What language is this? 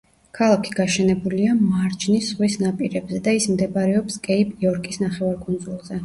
Georgian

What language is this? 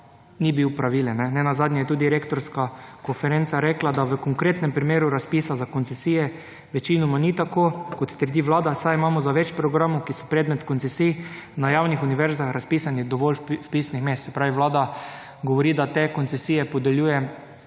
Slovenian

